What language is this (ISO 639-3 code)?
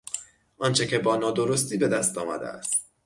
fas